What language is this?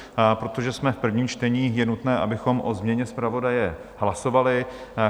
Czech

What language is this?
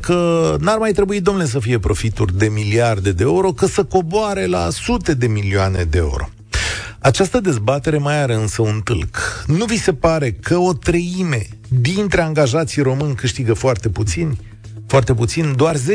Romanian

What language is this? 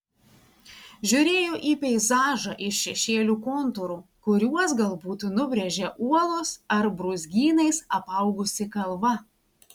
Lithuanian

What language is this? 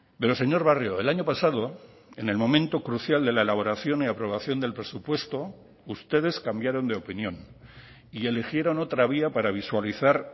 Spanish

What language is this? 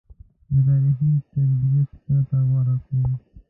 Pashto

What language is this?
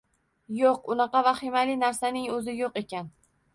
Uzbek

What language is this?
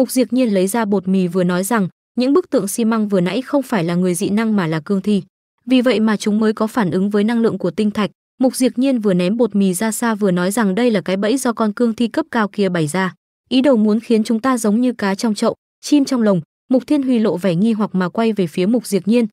Vietnamese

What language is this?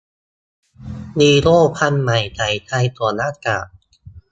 Thai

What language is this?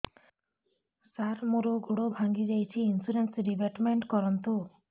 Odia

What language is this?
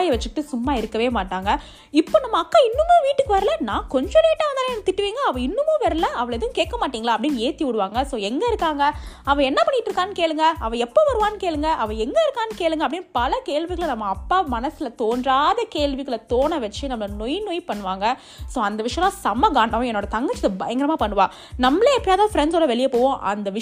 Tamil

